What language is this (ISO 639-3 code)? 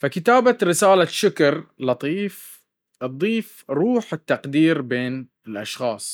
abv